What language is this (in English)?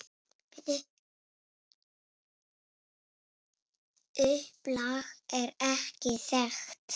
Icelandic